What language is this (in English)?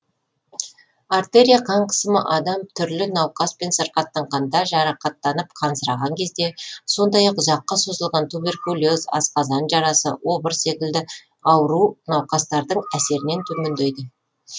Kazakh